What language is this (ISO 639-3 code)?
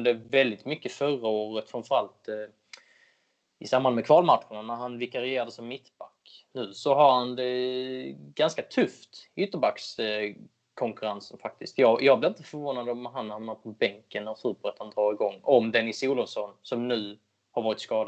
swe